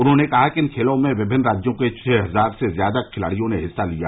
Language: Hindi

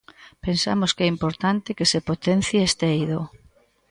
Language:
Galician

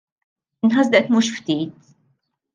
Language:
Maltese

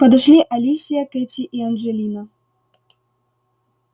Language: Russian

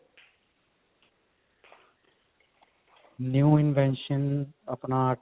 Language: Punjabi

